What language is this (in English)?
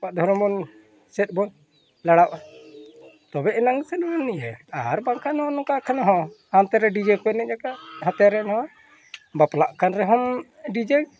Santali